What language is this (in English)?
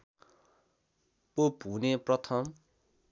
Nepali